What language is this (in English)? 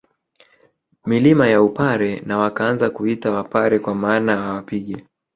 Swahili